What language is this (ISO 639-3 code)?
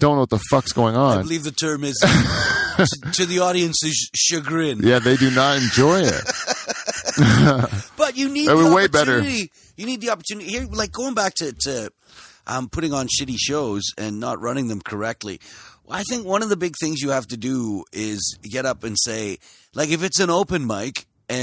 eng